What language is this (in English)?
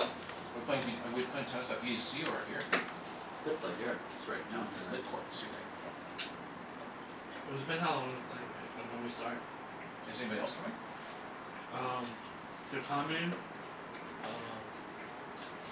English